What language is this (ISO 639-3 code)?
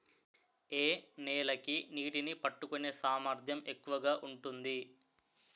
tel